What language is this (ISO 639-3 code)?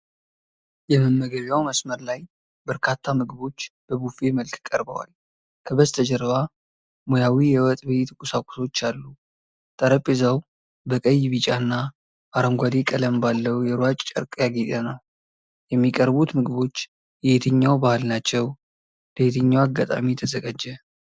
amh